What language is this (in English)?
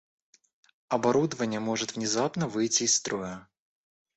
Russian